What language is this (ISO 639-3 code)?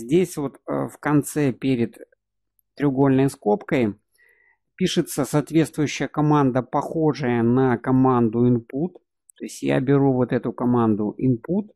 rus